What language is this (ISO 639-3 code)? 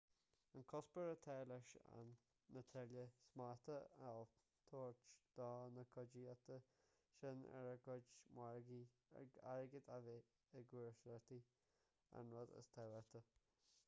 gle